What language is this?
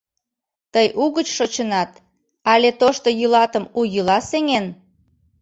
Mari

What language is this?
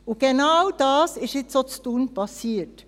Swiss German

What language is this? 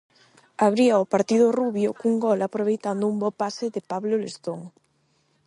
Galician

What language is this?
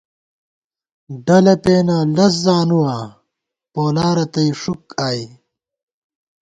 Gawar-Bati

